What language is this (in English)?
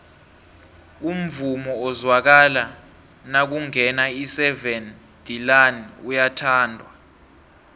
South Ndebele